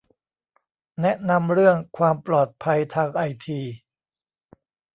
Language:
Thai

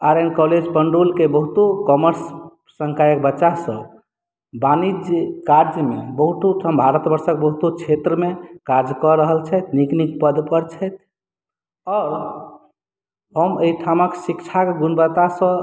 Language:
Maithili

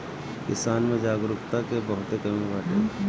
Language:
Bhojpuri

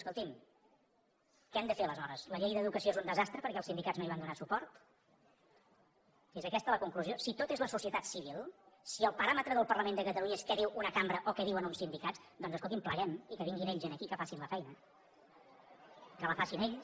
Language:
Catalan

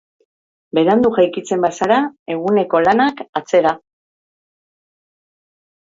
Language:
Basque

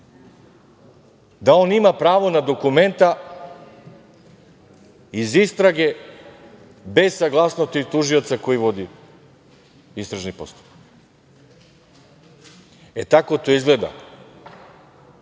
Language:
Serbian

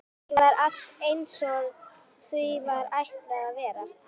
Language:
Icelandic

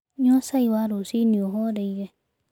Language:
Kikuyu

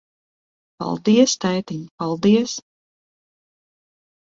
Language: Latvian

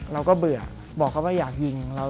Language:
Thai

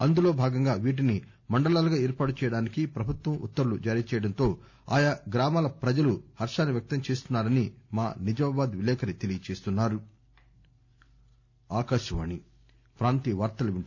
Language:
Telugu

